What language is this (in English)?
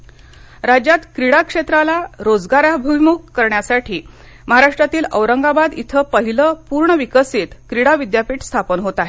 Marathi